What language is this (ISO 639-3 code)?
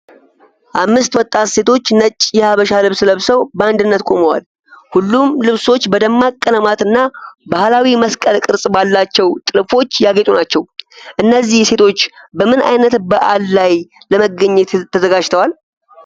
amh